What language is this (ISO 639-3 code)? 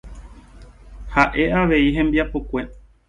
grn